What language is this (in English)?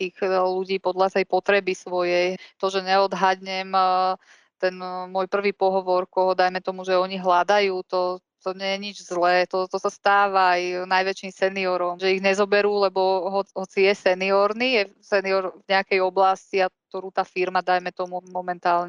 Slovak